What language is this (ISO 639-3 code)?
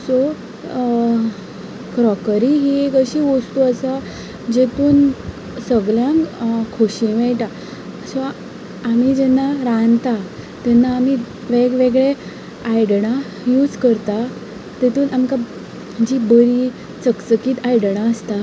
kok